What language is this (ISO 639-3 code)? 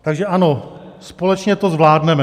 ces